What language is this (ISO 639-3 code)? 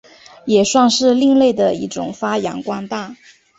zho